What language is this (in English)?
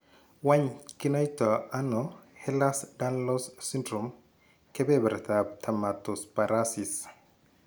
Kalenjin